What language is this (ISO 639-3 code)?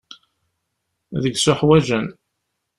kab